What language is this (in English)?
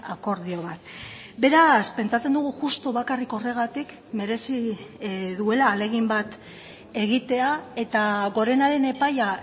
Basque